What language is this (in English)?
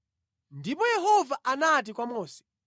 Nyanja